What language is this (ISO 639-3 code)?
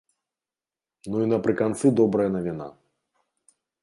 bel